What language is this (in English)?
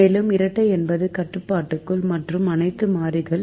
Tamil